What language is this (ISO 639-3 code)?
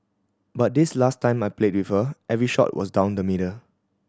eng